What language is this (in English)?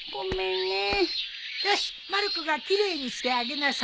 Japanese